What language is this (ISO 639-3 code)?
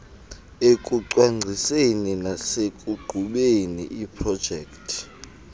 xho